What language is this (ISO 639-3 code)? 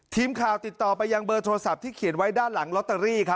tha